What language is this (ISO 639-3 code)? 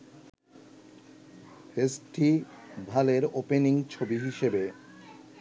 ben